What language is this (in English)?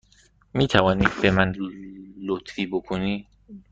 Persian